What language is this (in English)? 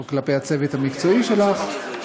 Hebrew